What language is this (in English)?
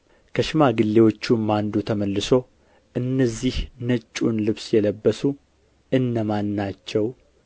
Amharic